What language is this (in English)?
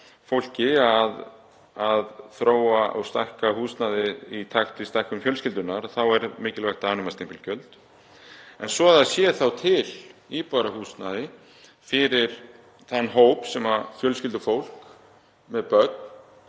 Icelandic